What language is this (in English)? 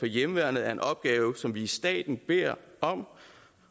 Danish